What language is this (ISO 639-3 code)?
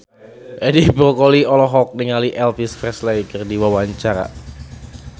sun